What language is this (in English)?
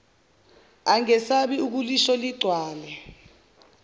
Zulu